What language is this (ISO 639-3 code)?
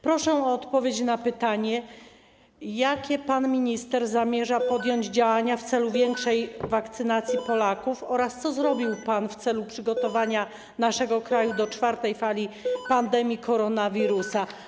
pol